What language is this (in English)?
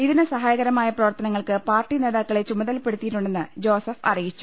Malayalam